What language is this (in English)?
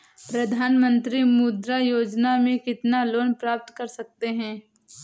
Hindi